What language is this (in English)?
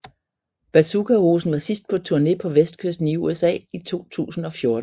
Danish